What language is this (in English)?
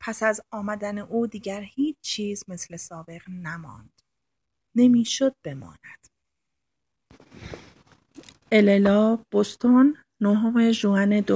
Persian